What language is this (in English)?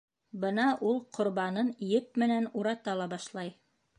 Bashkir